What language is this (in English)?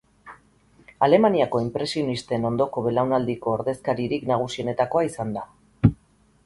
Basque